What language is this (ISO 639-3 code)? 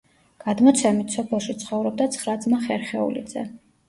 kat